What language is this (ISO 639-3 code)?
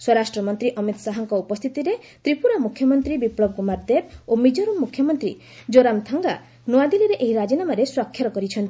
ori